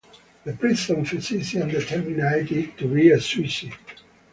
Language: English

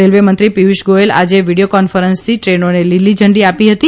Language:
Gujarati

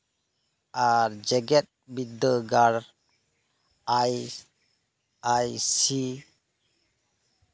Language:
Santali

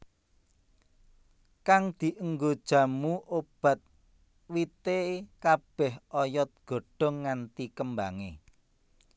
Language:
Javanese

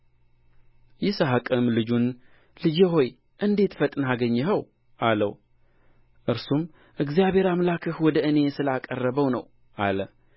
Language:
Amharic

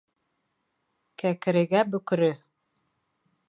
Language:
Bashkir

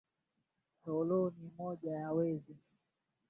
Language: Swahili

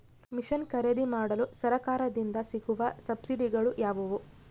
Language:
Kannada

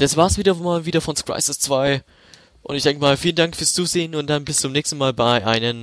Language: German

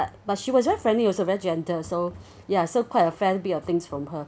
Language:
English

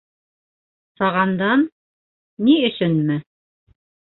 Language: Bashkir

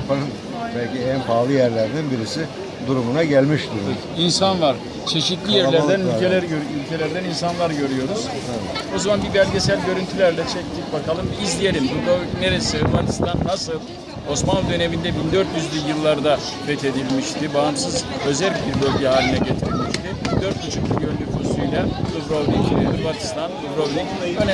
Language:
Turkish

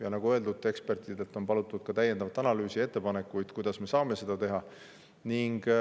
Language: Estonian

